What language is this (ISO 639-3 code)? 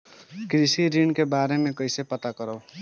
bho